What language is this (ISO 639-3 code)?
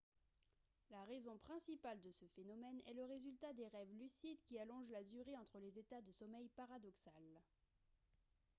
fra